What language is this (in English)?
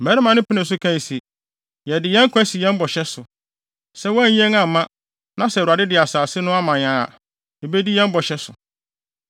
Akan